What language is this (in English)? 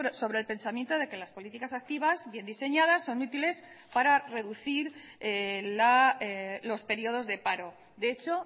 Spanish